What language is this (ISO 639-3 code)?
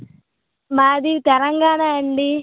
tel